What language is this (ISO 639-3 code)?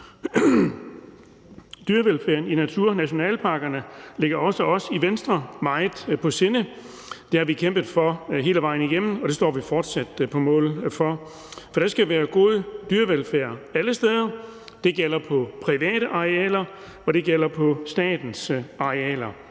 dan